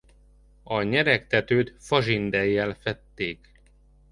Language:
Hungarian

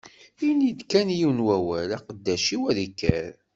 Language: Kabyle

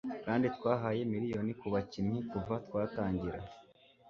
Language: Kinyarwanda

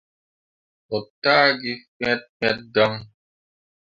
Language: Mundang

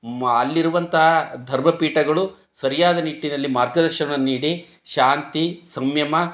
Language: Kannada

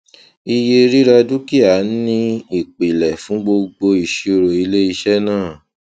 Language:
Yoruba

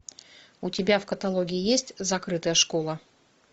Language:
Russian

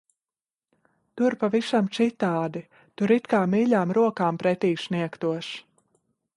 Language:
Latvian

